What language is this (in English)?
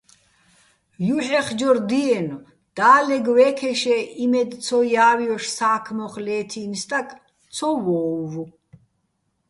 Bats